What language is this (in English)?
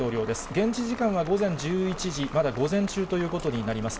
Japanese